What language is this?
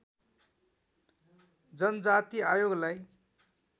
Nepali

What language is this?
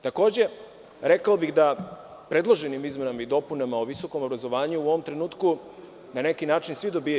Serbian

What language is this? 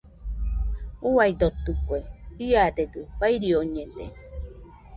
Nüpode Huitoto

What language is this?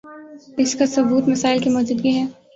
Urdu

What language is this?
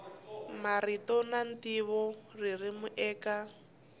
Tsonga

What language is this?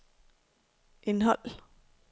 Danish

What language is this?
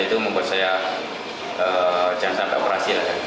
Indonesian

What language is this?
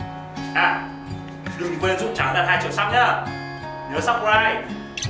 Vietnamese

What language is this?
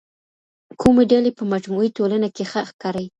Pashto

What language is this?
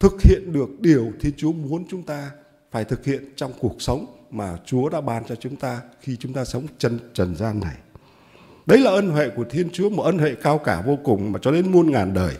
Vietnamese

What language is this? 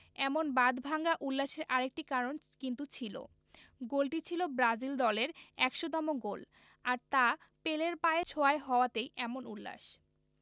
Bangla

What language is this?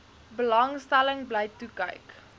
Afrikaans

